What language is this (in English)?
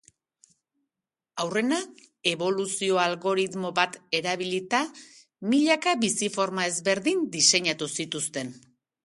Basque